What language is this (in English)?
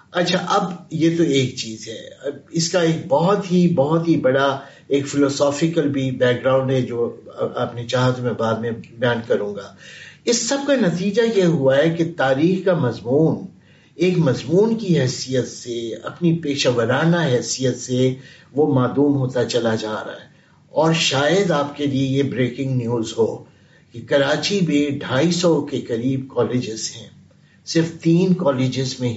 Urdu